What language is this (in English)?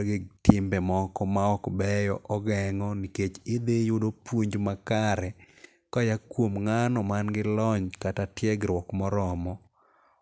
Luo (Kenya and Tanzania)